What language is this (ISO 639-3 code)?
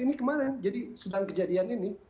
ind